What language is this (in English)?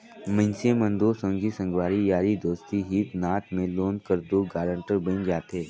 Chhattisgarhi